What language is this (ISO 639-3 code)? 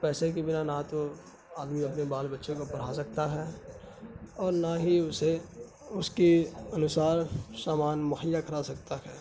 urd